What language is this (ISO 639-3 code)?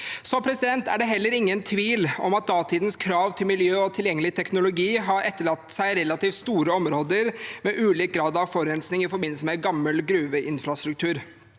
nor